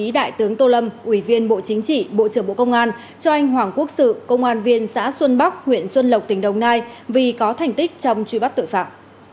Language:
Vietnamese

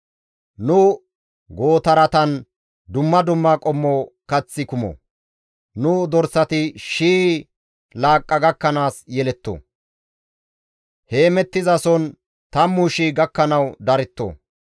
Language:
Gamo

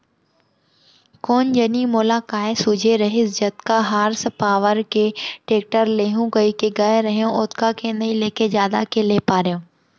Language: Chhattisgarhi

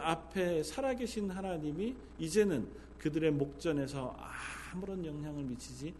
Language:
Korean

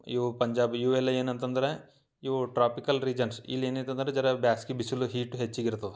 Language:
Kannada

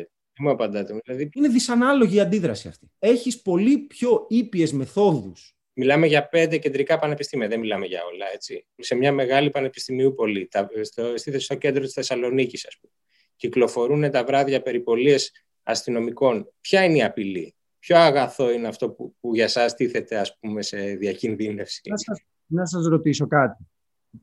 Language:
Greek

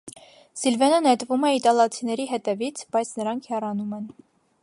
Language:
Armenian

